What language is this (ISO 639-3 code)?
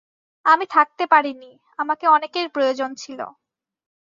ben